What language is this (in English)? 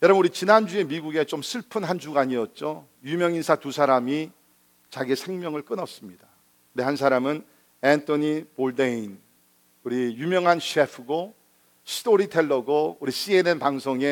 Korean